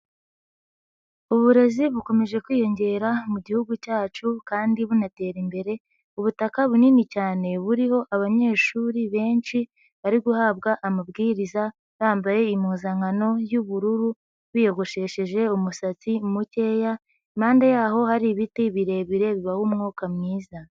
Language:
Kinyarwanda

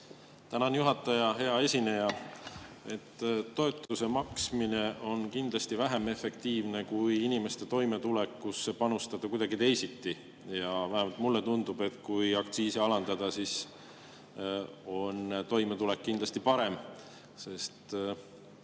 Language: Estonian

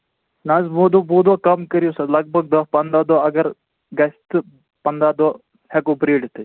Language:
Kashmiri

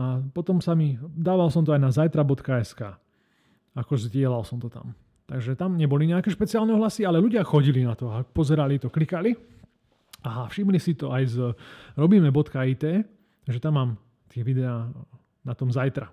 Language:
Slovak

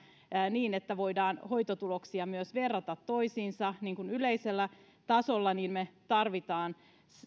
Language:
Finnish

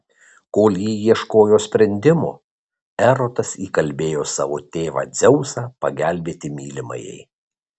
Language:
Lithuanian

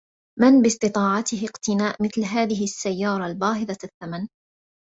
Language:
Arabic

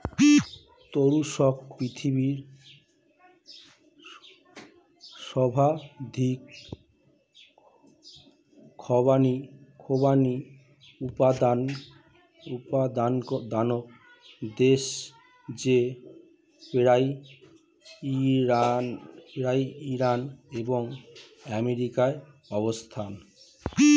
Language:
Bangla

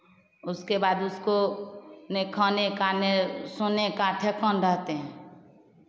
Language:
Hindi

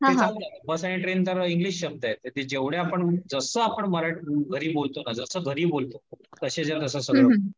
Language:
Marathi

